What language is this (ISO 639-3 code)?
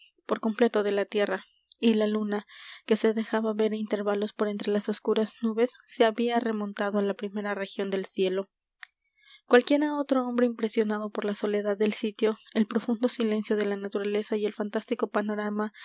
spa